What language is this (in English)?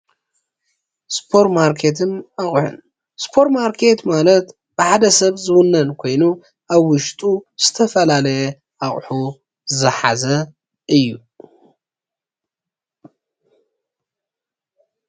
Tigrinya